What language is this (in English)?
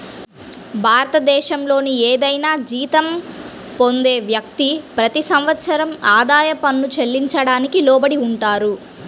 Telugu